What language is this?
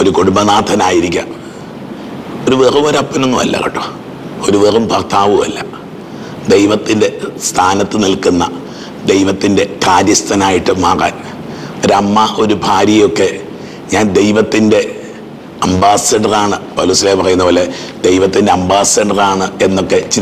Malayalam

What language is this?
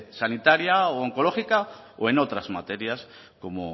Spanish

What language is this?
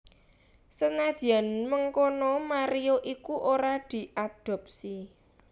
Javanese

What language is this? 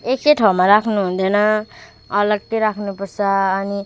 Nepali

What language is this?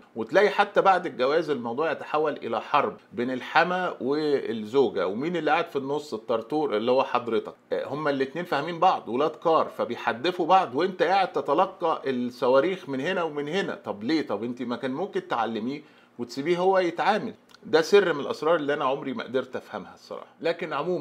Arabic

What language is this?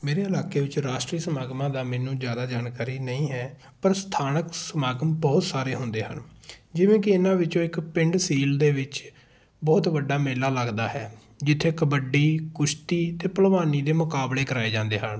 Punjabi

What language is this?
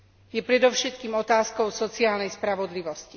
Slovak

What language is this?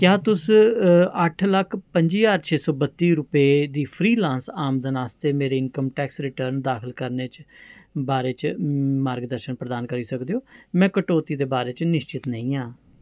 Dogri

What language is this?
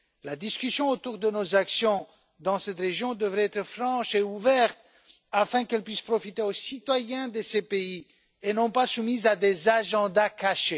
French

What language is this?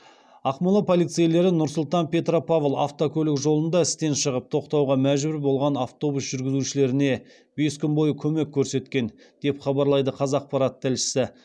Kazakh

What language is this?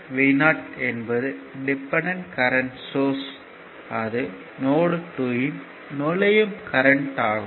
Tamil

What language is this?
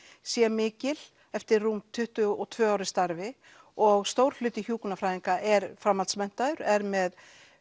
Icelandic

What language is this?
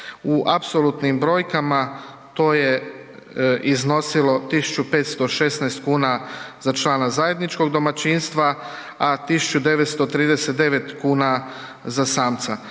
Croatian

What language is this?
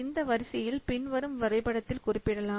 Tamil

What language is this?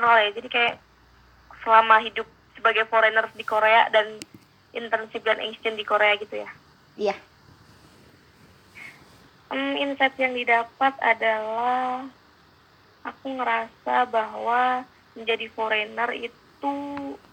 Indonesian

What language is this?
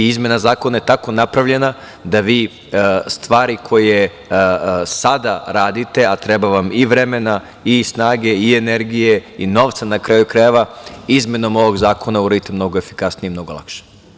Serbian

